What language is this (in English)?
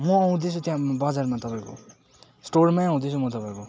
Nepali